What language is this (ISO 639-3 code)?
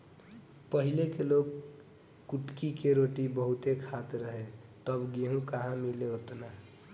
bho